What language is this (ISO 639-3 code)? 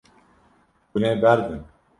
kur